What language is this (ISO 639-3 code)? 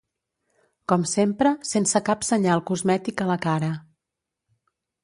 cat